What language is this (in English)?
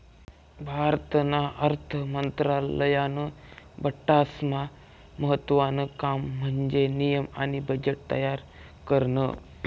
Marathi